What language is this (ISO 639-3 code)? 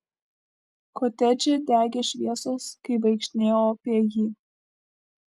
lit